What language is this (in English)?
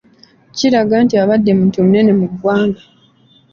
Ganda